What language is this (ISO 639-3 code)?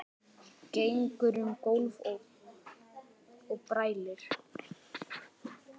isl